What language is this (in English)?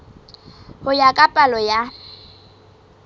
Southern Sotho